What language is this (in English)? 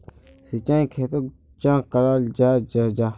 Magahi